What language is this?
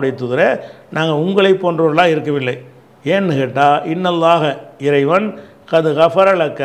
Italian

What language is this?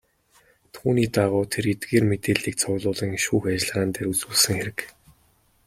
Mongolian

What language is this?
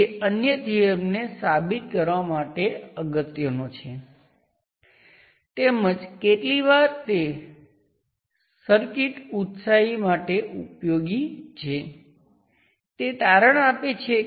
Gujarati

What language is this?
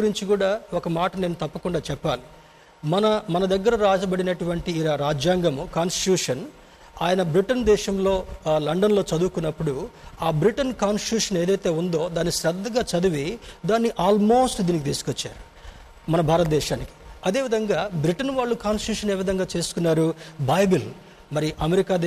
Telugu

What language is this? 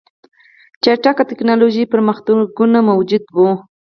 Pashto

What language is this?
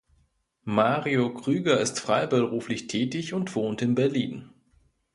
German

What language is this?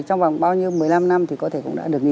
Vietnamese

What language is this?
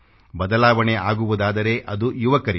Kannada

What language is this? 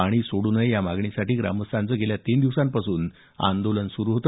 Marathi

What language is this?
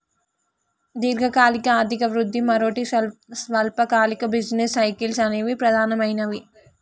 Telugu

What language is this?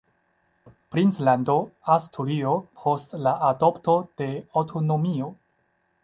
Esperanto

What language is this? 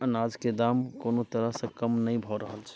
Maithili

